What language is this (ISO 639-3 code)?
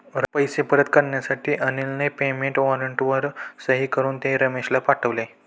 mar